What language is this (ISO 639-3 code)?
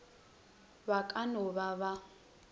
nso